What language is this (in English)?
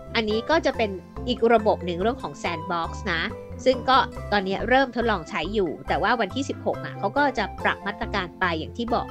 Thai